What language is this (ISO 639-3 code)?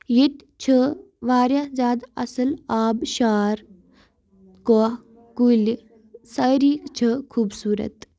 kas